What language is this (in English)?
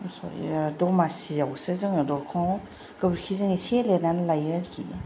Bodo